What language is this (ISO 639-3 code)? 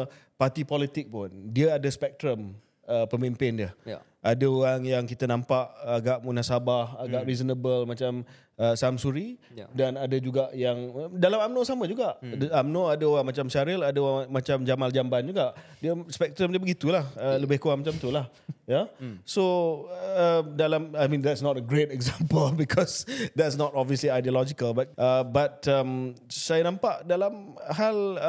msa